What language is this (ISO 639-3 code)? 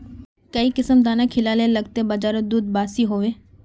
mag